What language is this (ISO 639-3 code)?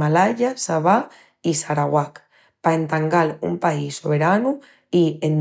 ext